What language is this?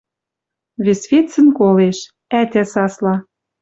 Western Mari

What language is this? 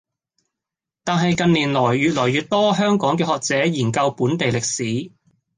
Cantonese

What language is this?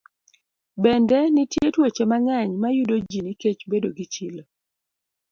Luo (Kenya and Tanzania)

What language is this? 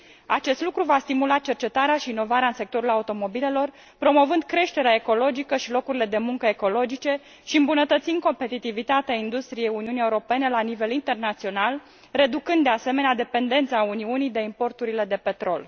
Romanian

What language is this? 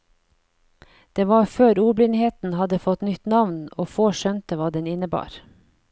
Norwegian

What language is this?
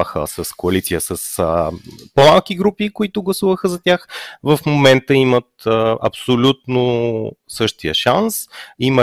Bulgarian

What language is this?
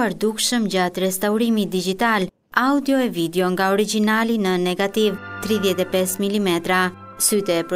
Romanian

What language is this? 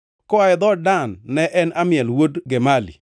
Luo (Kenya and Tanzania)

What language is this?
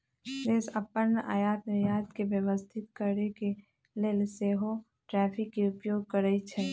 Magahi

